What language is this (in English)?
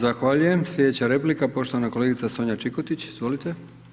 Croatian